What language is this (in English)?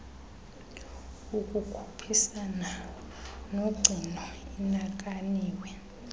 Xhosa